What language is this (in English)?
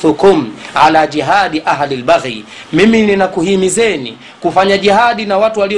Swahili